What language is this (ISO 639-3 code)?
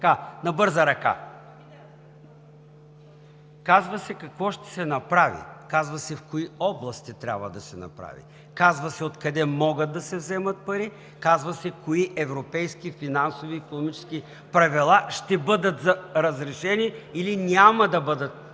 bul